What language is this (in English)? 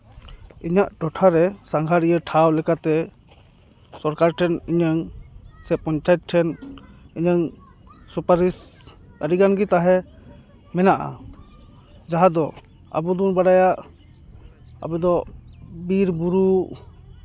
Santali